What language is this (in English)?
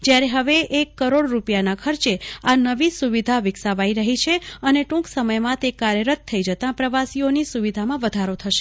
Gujarati